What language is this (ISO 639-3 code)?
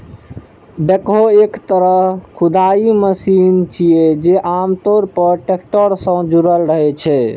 mai